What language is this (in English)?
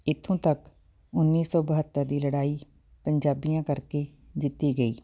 Punjabi